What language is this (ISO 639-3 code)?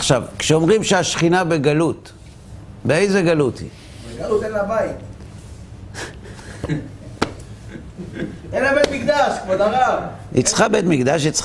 heb